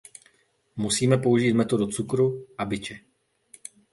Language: Czech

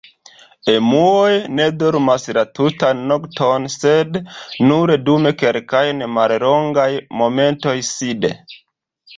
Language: Esperanto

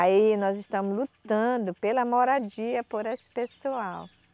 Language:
Portuguese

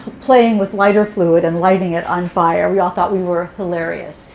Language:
English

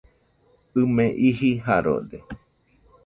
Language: Nüpode Huitoto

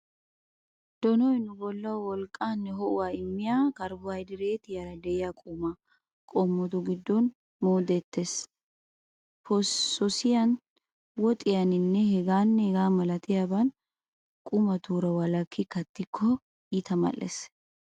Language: Wolaytta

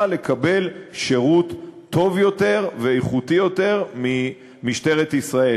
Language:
Hebrew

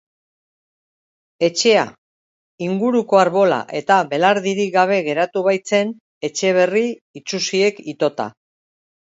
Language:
Basque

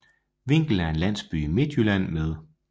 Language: Danish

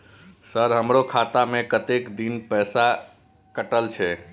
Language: Maithili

